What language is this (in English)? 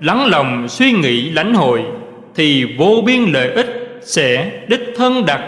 Vietnamese